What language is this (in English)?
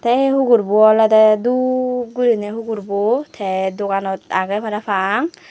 Chakma